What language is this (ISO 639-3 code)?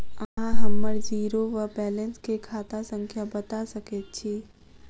mai